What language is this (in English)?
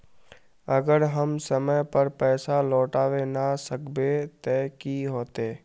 Magahi